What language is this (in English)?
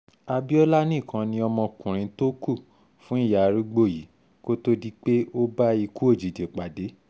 Yoruba